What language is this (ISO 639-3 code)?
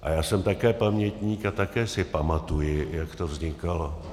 ces